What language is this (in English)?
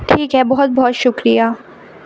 Urdu